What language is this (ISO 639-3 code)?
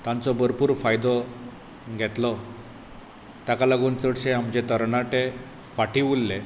kok